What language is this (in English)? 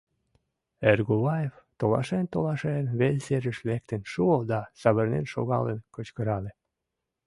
Mari